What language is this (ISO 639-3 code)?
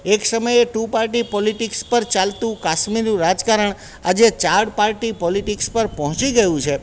guj